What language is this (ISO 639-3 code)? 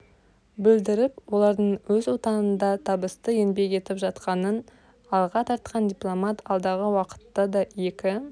kaz